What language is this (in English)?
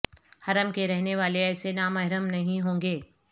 Urdu